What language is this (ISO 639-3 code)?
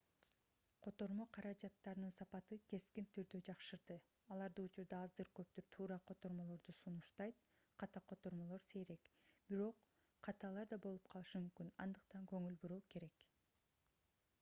kir